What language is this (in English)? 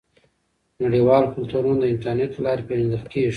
Pashto